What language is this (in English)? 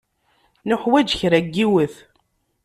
Kabyle